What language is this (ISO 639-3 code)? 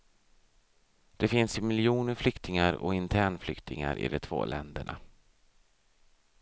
swe